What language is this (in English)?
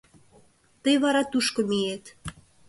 Mari